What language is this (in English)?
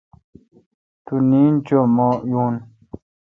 Kalkoti